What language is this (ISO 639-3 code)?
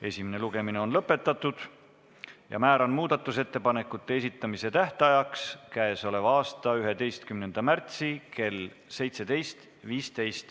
est